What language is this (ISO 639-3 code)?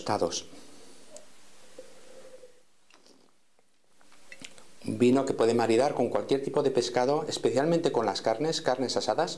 spa